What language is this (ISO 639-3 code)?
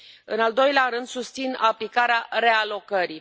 ron